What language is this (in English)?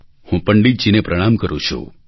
Gujarati